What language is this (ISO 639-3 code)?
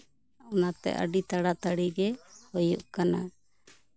sat